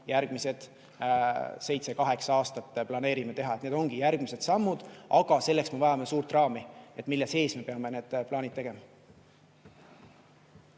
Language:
Estonian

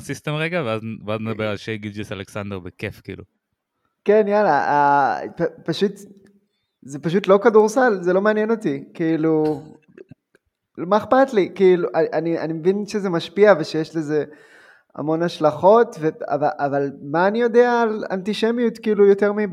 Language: Hebrew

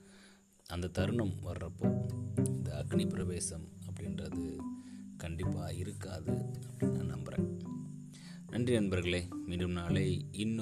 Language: Tamil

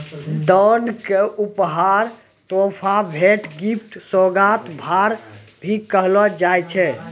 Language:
Maithili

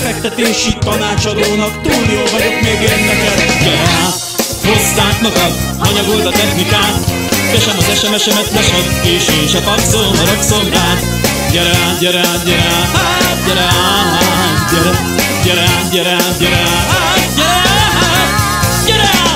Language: Hungarian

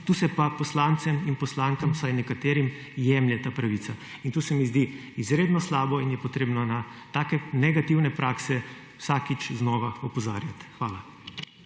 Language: Slovenian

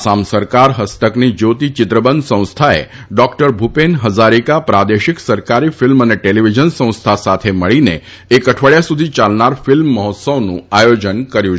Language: Gujarati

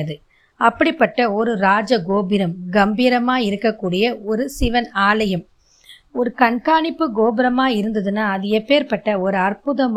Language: Tamil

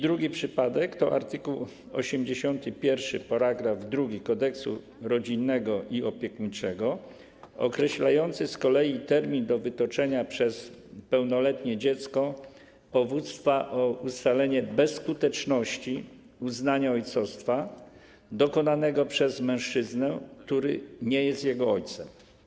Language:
Polish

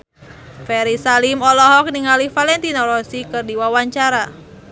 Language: Sundanese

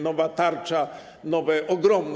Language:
Polish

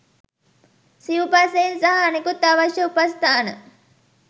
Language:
Sinhala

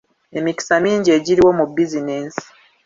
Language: Ganda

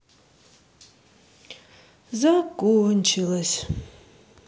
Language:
Russian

